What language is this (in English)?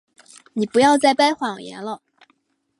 Chinese